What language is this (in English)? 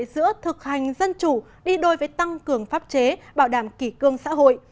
Vietnamese